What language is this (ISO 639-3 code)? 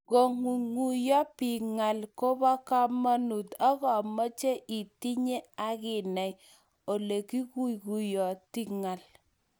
kln